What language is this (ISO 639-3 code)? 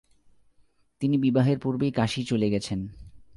ben